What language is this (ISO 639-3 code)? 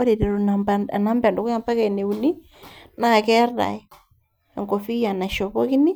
mas